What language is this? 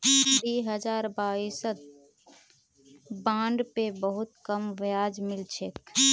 Magahi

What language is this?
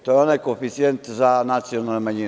Serbian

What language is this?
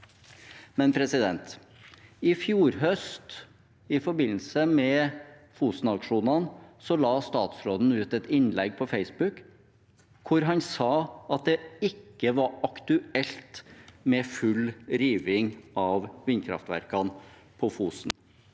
Norwegian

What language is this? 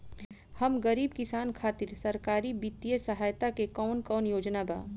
Bhojpuri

